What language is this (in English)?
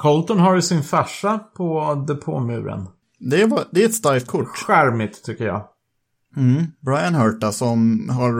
Swedish